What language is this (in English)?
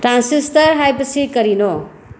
Manipuri